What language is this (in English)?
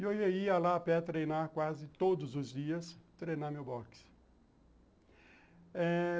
Portuguese